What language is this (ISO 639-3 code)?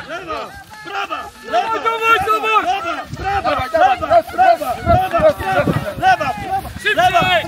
pol